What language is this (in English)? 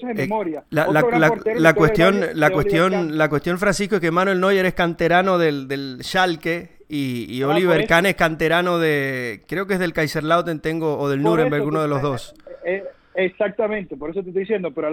Spanish